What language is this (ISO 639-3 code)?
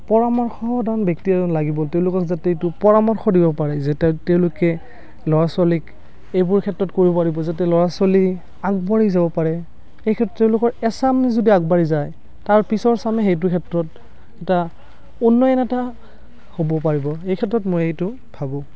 asm